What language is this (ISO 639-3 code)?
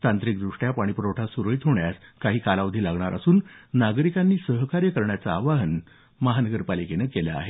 mar